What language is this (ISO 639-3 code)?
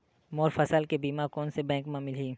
hne